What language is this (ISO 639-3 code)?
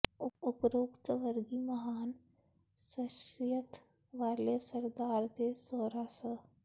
pan